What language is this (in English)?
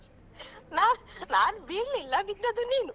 Kannada